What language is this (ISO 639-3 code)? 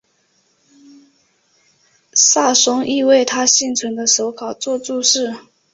zho